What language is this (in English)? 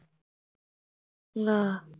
Punjabi